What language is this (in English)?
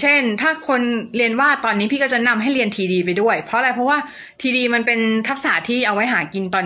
Thai